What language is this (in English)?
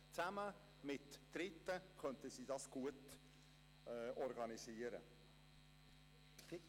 Swiss German